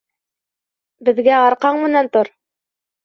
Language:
Bashkir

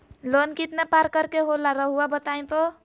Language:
Magahi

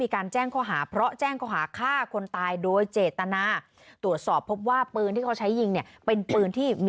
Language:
Thai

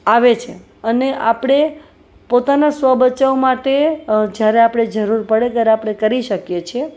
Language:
Gujarati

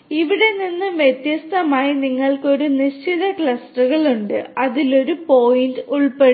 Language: Malayalam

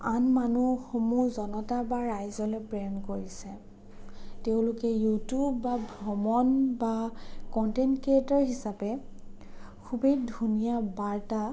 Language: Assamese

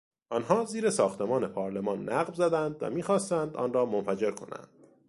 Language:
Persian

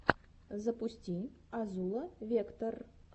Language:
Russian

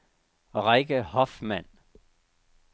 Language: Danish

